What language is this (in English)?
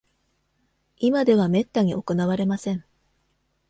Japanese